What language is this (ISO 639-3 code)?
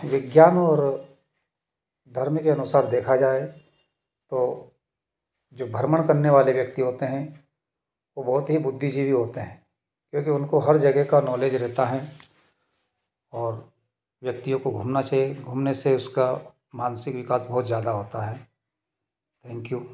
hin